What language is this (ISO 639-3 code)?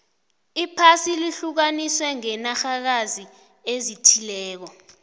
nbl